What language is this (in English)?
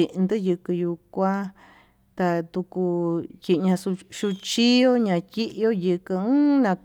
Tututepec Mixtec